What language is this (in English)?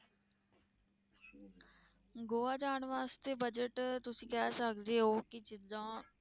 Punjabi